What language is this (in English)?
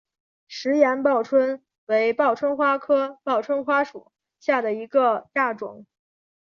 Chinese